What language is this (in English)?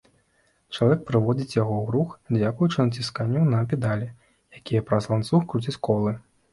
Belarusian